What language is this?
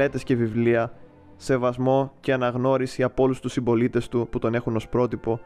Greek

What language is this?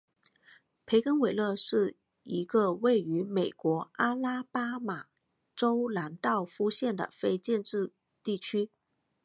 Chinese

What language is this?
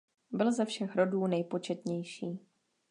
Czech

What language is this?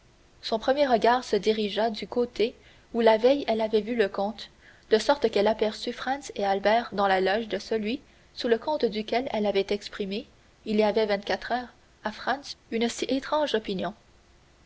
French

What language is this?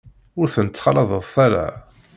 Kabyle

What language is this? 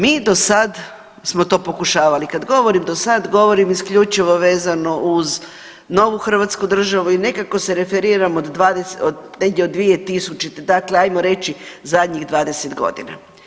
Croatian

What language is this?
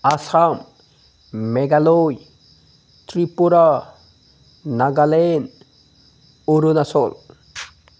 Bodo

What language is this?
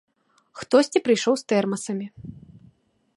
Belarusian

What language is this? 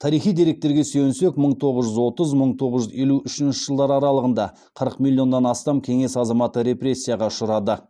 Kazakh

